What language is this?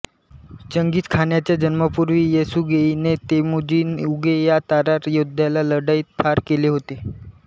Marathi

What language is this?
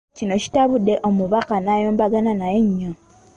Ganda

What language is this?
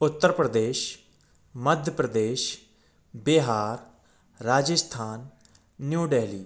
Hindi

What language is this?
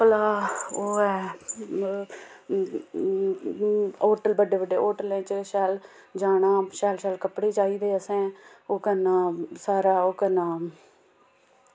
Dogri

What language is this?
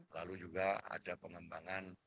Indonesian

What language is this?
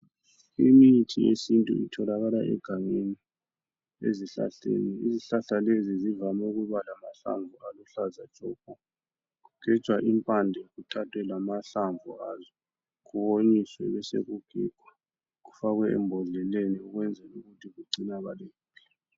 North Ndebele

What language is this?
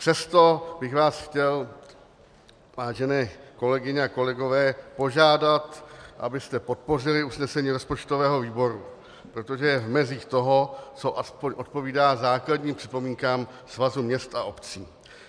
Czech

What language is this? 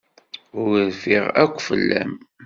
Kabyle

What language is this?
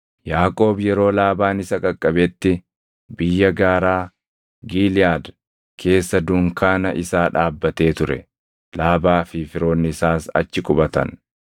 Oromo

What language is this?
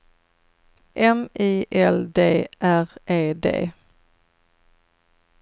Swedish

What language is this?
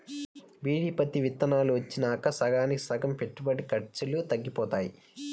Telugu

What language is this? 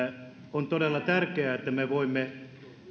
Finnish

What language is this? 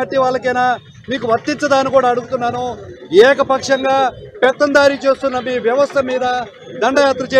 Telugu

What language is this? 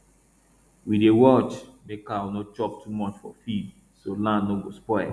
Nigerian Pidgin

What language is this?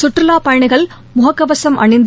Tamil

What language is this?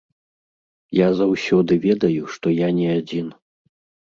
Belarusian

